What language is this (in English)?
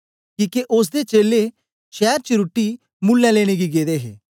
Dogri